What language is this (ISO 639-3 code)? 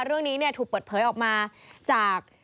tha